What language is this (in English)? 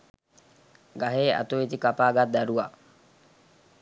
Sinhala